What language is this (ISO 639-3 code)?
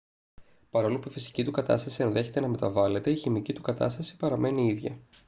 ell